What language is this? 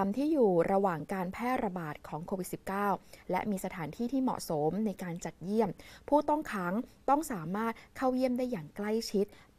Thai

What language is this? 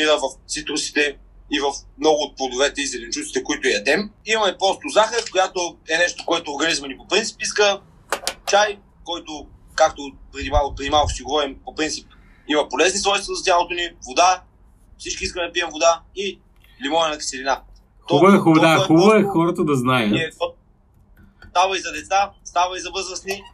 Bulgarian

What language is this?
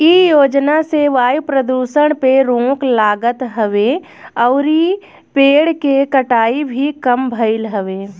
Bhojpuri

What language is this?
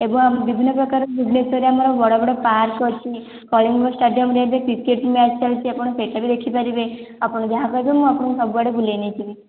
Odia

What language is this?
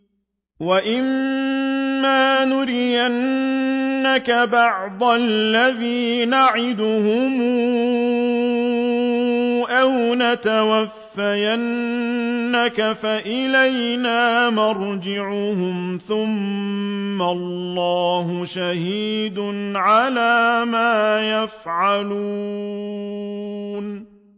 Arabic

